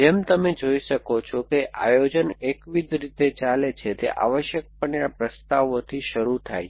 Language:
Gujarati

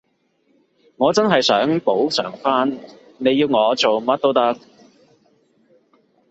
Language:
Cantonese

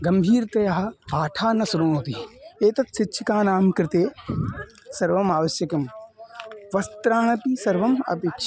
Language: Sanskrit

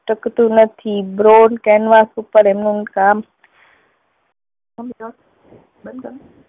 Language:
Gujarati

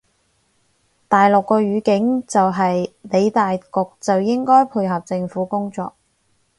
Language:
Cantonese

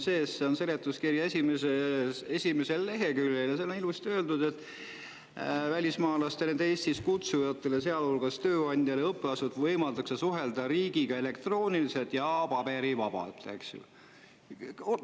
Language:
Estonian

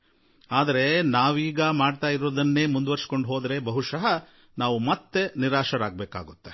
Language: Kannada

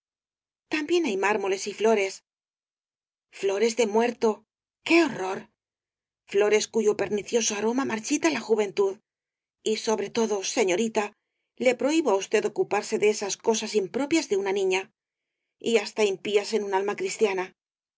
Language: Spanish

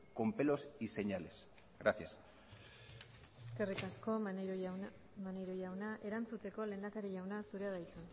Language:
Basque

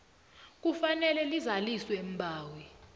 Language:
South Ndebele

